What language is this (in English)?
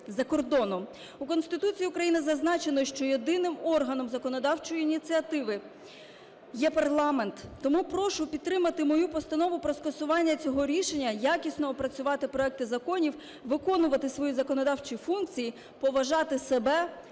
Ukrainian